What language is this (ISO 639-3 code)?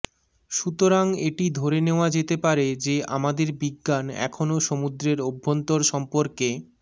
ben